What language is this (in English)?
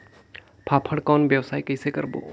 Chhattisgarhi